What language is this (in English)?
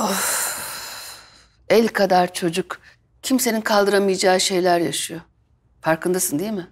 Turkish